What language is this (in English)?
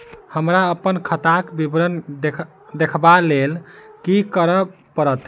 Maithili